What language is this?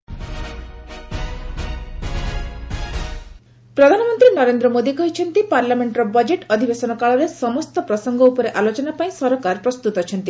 Odia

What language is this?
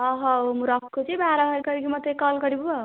Odia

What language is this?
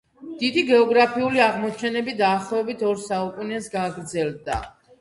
Georgian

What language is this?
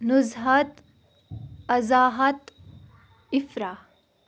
Kashmiri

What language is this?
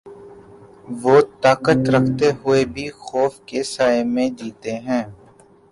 Urdu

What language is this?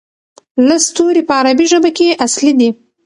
Pashto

